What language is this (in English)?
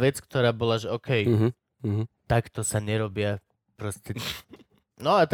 Slovak